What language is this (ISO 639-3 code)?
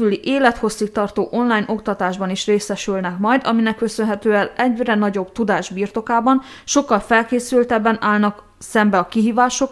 hun